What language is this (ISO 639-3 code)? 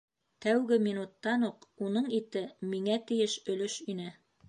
bak